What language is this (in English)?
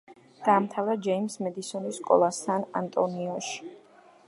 Georgian